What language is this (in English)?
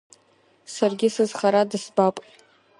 Abkhazian